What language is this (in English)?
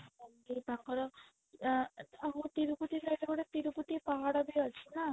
Odia